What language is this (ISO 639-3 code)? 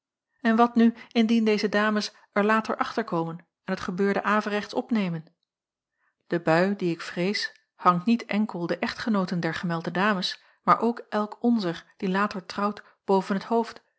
nld